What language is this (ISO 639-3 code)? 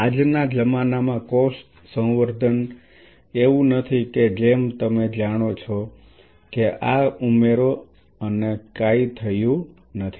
guj